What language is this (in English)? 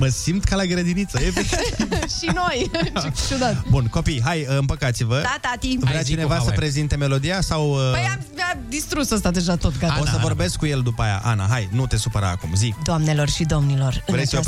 Romanian